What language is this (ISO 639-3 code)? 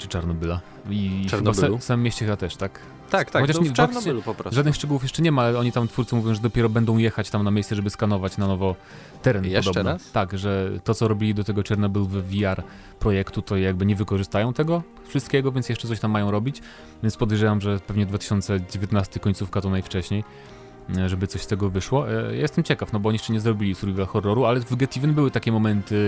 pol